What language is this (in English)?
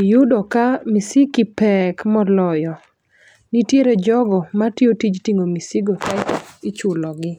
Luo (Kenya and Tanzania)